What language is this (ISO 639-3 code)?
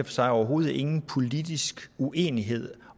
dan